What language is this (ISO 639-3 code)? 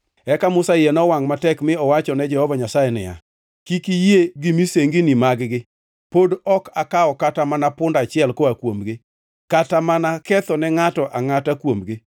luo